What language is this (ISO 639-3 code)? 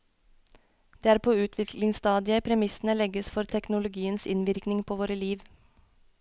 nor